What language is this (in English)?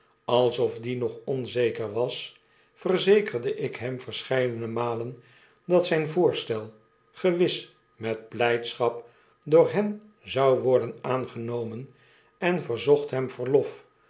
Dutch